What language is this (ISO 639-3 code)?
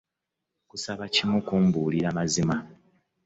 lug